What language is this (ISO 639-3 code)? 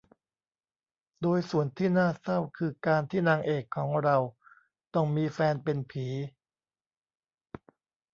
tha